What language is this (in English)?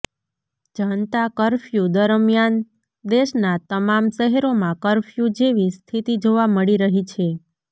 Gujarati